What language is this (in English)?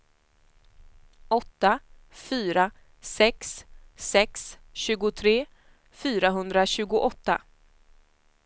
Swedish